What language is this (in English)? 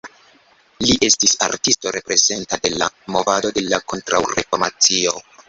Esperanto